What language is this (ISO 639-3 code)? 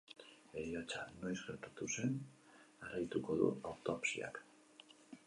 eus